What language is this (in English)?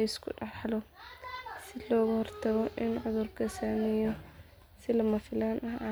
Somali